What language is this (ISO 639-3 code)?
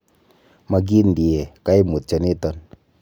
kln